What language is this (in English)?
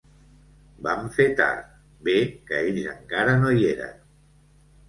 Catalan